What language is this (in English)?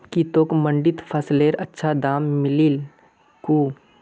Magahi